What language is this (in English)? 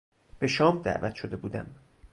Persian